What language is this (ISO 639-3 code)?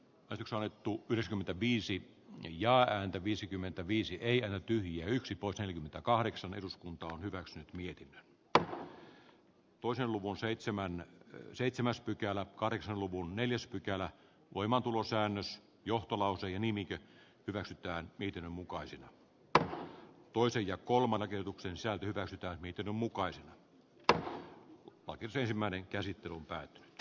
fin